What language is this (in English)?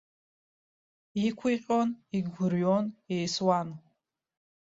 Abkhazian